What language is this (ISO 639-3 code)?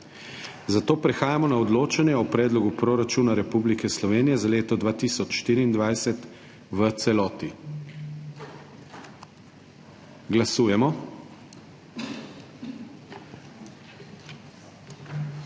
slv